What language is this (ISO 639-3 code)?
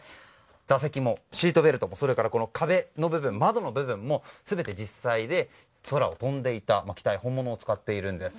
jpn